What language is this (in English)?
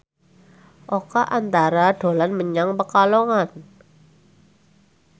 Javanese